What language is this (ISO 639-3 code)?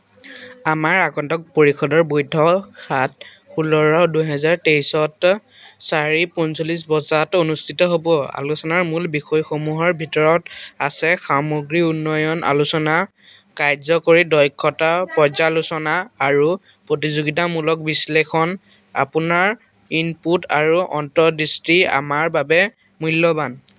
asm